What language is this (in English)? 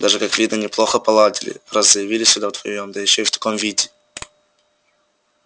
Russian